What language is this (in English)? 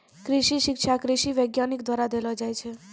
Maithili